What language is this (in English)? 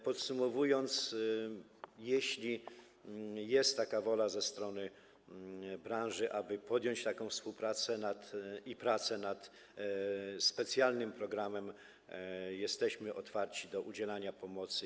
Polish